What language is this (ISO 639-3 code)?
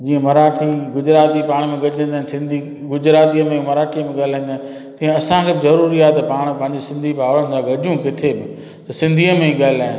snd